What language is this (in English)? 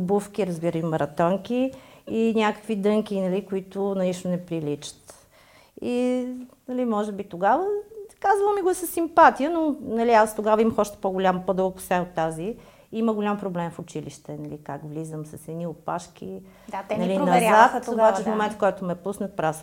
Bulgarian